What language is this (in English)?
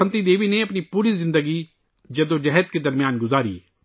Urdu